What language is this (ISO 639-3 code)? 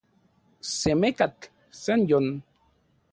ncx